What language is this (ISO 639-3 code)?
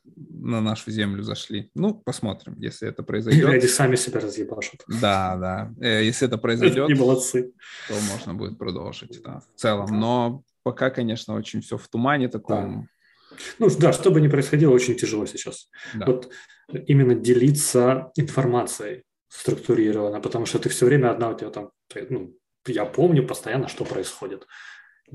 rus